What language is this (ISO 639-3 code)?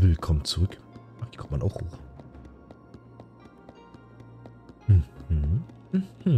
deu